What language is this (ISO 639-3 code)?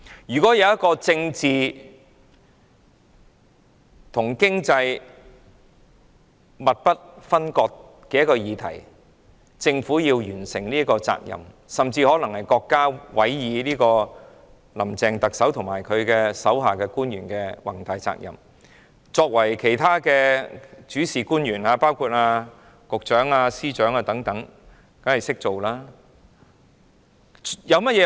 yue